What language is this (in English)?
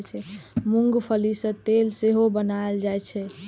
Maithili